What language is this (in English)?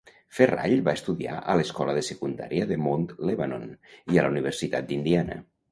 Catalan